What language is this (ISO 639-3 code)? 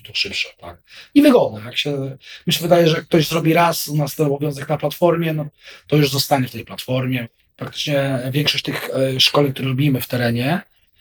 pol